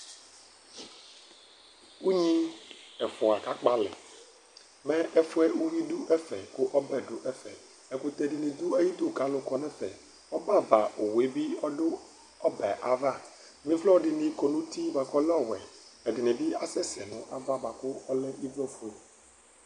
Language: Ikposo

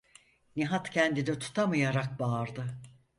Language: Turkish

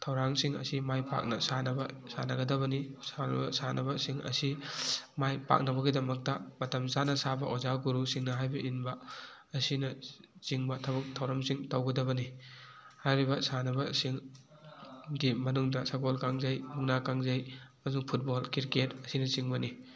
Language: Manipuri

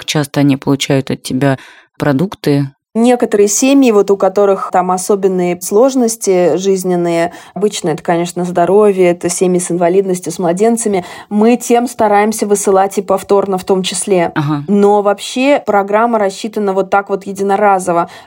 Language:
Russian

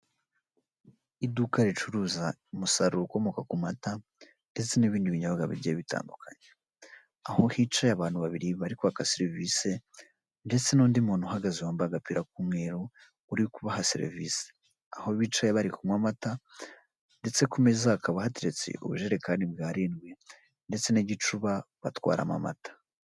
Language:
Kinyarwanda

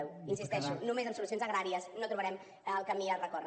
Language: Catalan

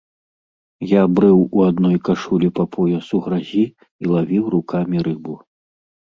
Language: Belarusian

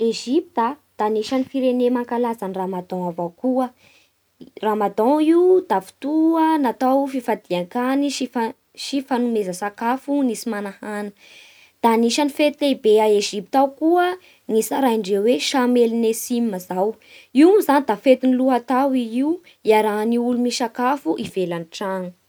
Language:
Bara Malagasy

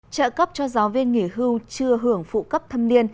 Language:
Vietnamese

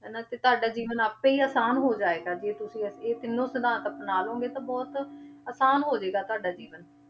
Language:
Punjabi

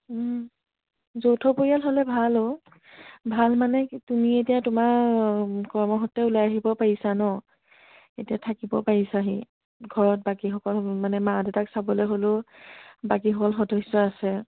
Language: Assamese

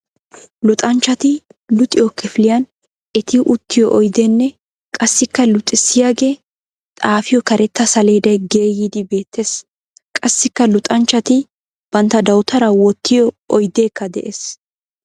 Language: Wolaytta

